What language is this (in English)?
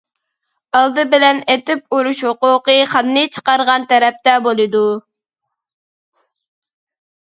Uyghur